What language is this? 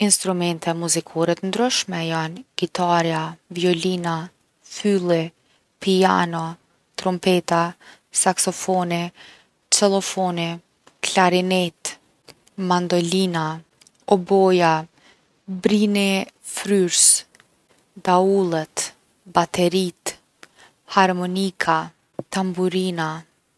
Gheg Albanian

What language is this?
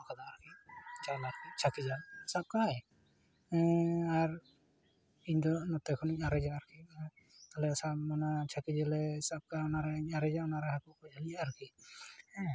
Santali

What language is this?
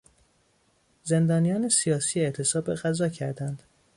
Persian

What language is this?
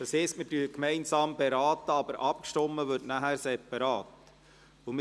Swiss German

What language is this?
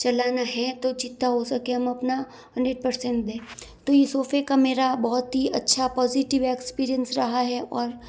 Hindi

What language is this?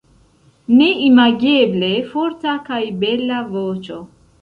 Esperanto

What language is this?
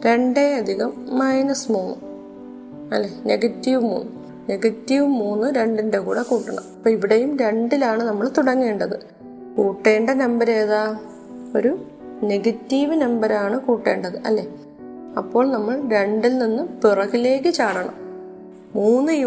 Malayalam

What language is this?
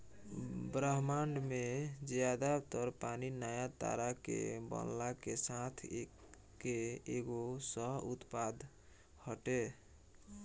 Bhojpuri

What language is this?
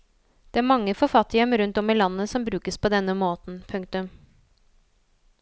Norwegian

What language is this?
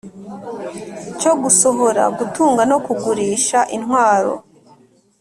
Kinyarwanda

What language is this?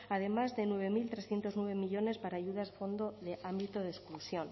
Spanish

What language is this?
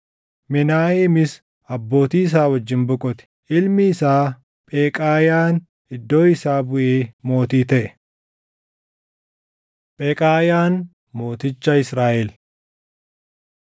Oromo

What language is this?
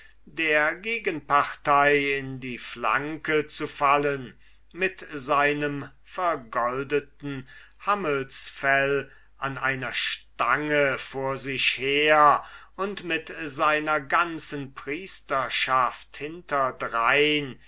German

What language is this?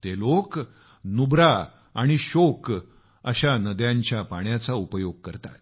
Marathi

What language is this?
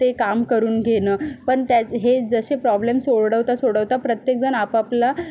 Marathi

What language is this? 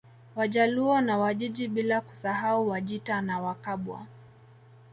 Swahili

